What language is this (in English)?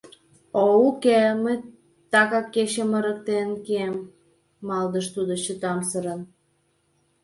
Mari